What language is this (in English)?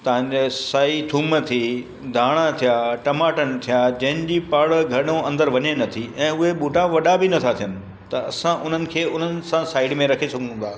Sindhi